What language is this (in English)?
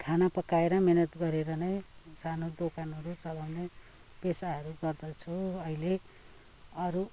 Nepali